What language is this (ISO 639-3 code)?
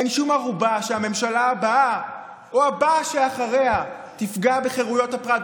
heb